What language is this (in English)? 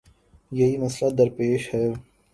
Urdu